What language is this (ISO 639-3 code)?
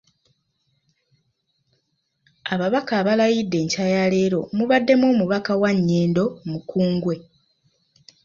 lug